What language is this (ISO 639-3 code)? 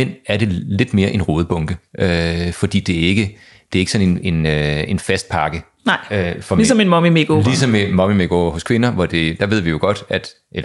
dan